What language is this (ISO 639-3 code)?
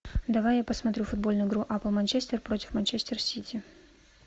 rus